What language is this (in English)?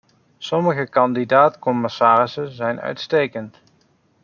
Dutch